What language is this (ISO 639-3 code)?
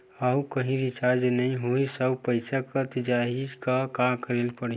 hne